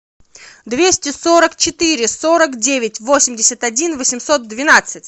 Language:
Russian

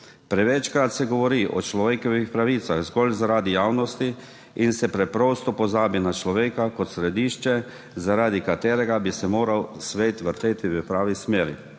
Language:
Slovenian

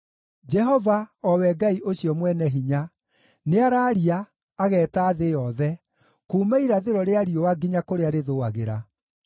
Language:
Kikuyu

